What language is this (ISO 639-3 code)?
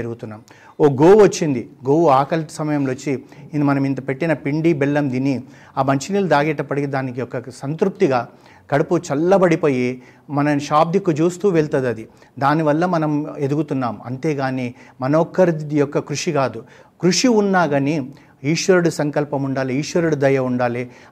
tel